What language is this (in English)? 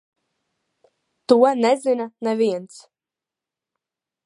Latvian